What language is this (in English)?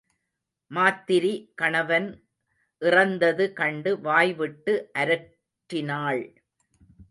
Tamil